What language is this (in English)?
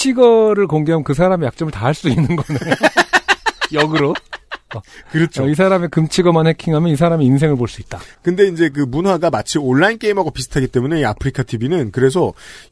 Korean